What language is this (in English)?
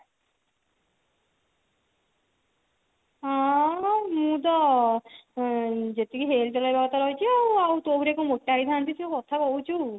Odia